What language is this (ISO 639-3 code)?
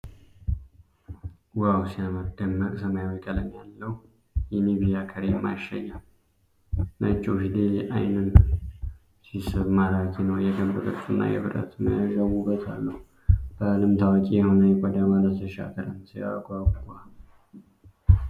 amh